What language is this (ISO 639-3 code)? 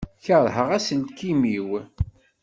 kab